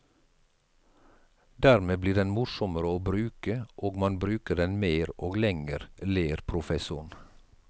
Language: Norwegian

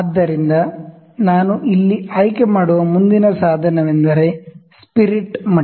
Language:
Kannada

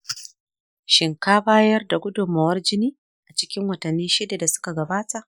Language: Hausa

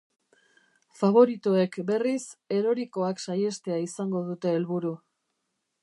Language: Basque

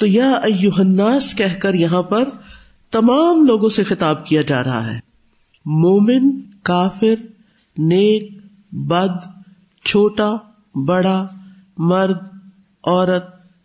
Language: Urdu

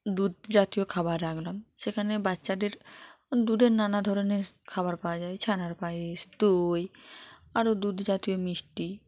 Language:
Bangla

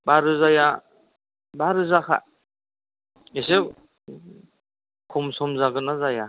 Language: Bodo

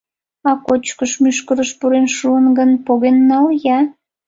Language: Mari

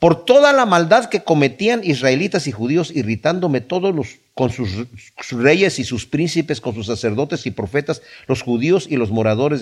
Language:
Spanish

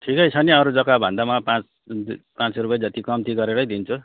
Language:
Nepali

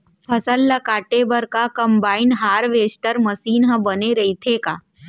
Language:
Chhattisgarhi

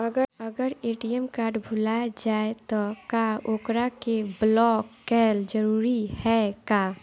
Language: Bhojpuri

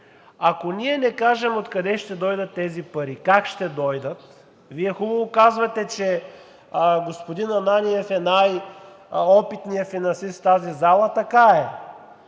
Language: Bulgarian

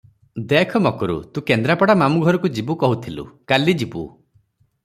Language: Odia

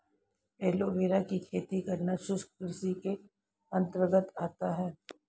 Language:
Hindi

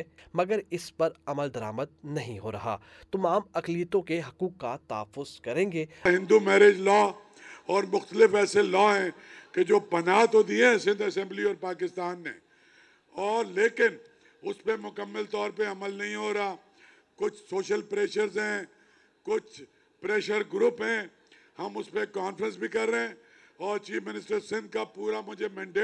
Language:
Urdu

